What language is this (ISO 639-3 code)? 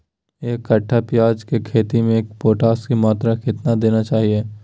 mag